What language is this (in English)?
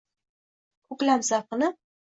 Uzbek